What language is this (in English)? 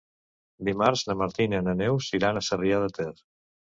Catalan